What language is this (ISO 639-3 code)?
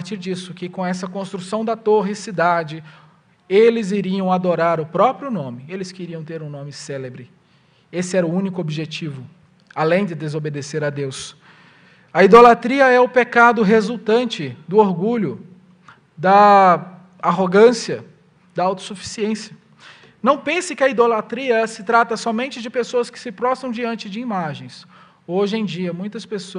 por